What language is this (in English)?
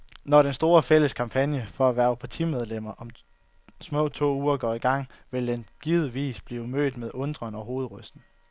Danish